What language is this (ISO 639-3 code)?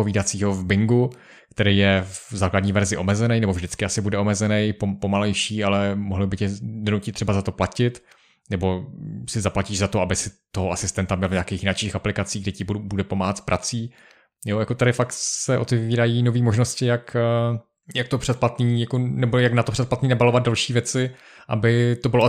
ces